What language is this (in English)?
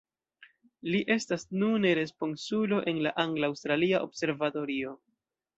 Esperanto